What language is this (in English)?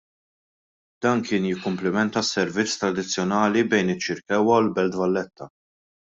Maltese